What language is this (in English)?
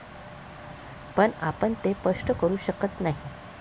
Marathi